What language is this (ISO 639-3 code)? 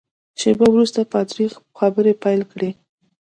pus